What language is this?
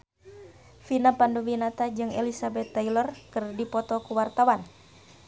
Sundanese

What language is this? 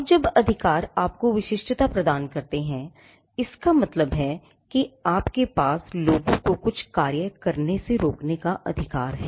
Hindi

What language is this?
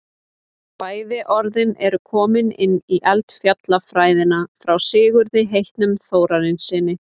Icelandic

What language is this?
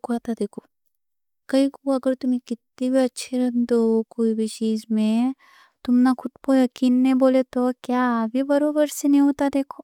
Deccan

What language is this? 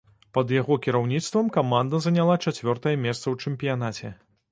Belarusian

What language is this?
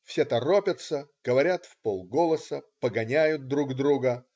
Russian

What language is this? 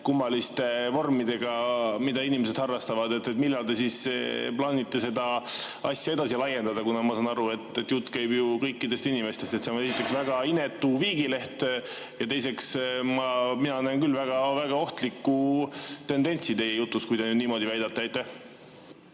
Estonian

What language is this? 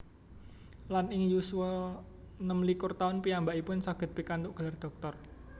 Javanese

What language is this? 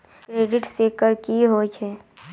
Maithili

